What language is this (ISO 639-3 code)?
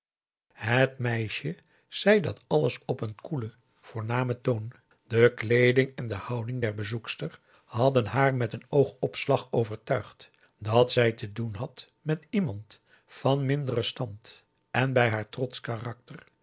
nld